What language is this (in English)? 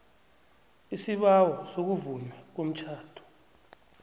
South Ndebele